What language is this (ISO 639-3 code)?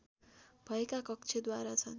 nep